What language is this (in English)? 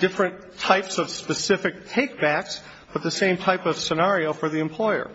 English